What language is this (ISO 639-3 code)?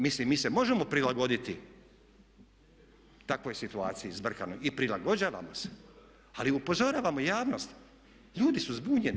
hrv